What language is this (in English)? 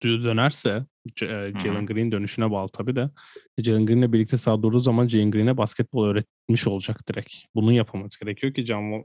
Turkish